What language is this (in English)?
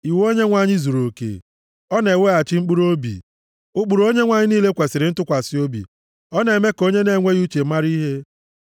Igbo